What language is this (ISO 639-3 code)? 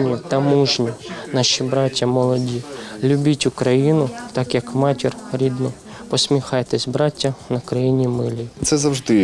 ukr